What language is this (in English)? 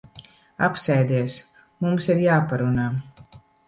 Latvian